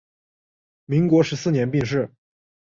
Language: Chinese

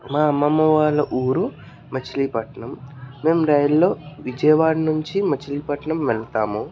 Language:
Telugu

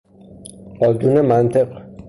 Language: Persian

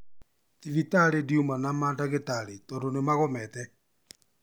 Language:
Kikuyu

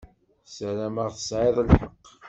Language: Kabyle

